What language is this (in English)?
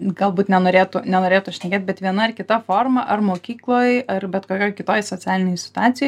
Lithuanian